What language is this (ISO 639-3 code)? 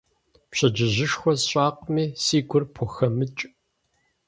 kbd